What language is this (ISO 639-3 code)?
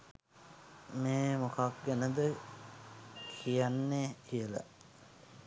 sin